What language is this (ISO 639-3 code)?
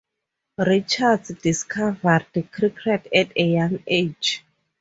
eng